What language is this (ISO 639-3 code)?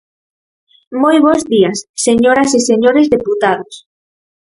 glg